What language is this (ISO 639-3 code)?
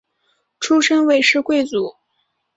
zho